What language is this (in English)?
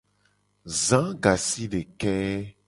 Gen